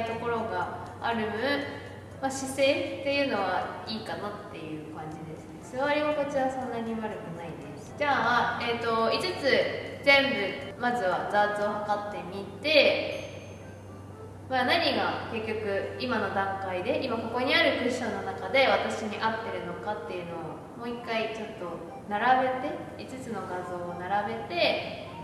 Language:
Japanese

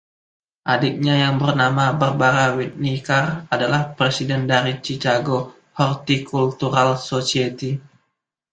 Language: Indonesian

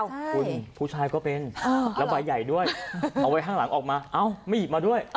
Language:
Thai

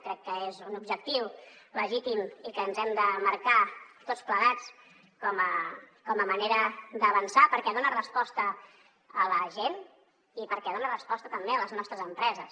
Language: Catalan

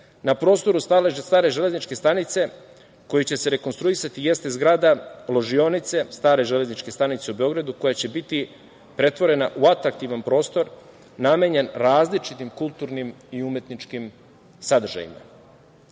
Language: Serbian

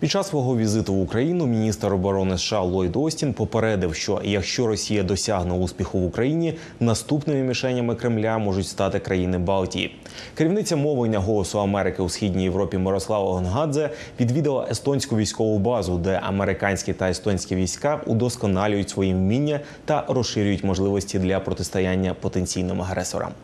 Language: Ukrainian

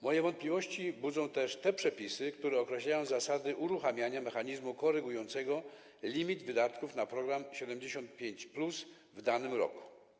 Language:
Polish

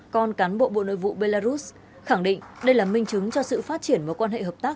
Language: Vietnamese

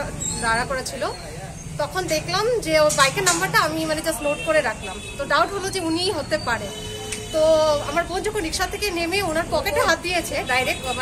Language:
Romanian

